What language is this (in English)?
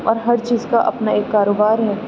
Urdu